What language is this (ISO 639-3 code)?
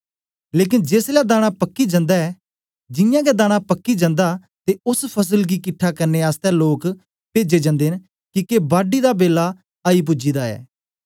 doi